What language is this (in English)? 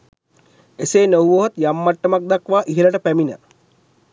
Sinhala